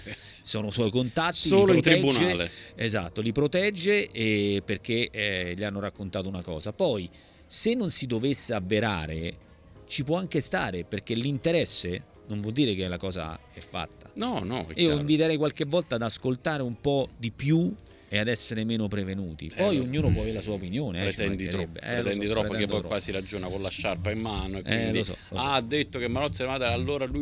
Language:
Italian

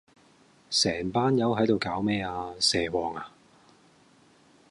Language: Cantonese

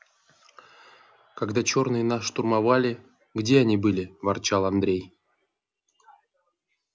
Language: Russian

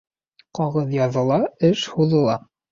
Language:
Bashkir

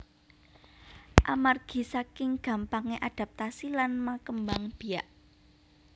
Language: Javanese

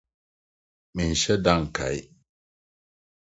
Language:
Akan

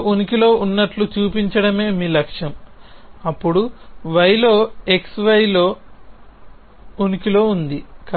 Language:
Telugu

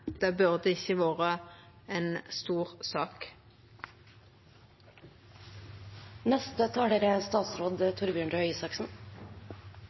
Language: Norwegian Nynorsk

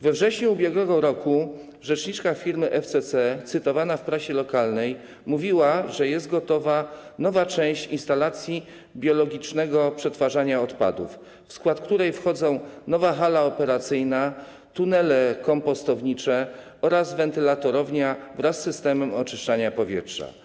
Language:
Polish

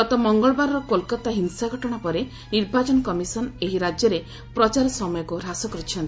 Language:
Odia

